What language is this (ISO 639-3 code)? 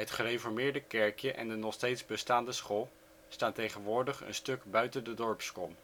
nld